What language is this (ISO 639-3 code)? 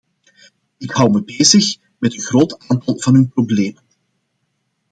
nld